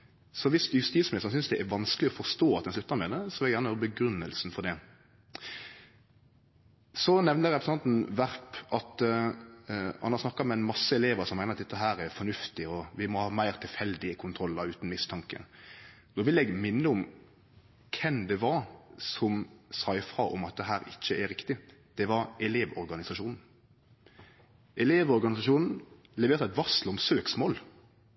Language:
Norwegian Nynorsk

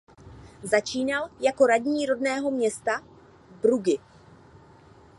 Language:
Czech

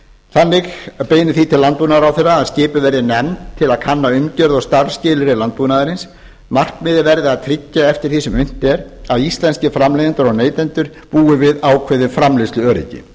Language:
Icelandic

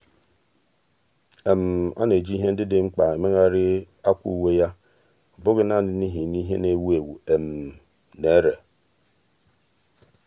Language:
Igbo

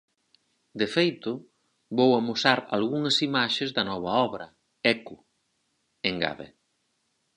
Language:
Galician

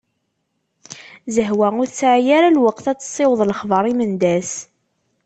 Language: Kabyle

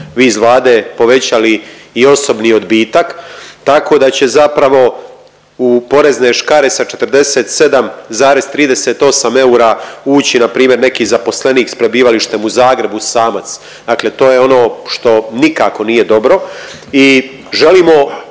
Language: Croatian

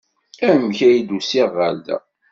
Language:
Kabyle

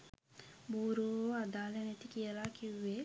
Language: Sinhala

